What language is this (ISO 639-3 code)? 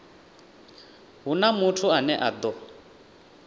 ven